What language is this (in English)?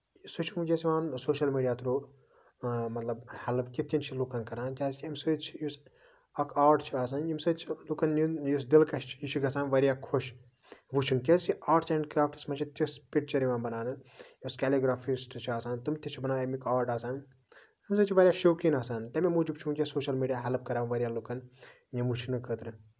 Kashmiri